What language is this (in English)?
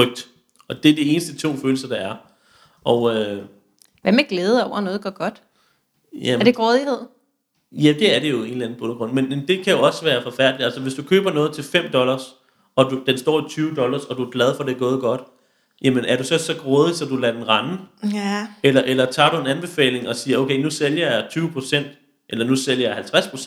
Danish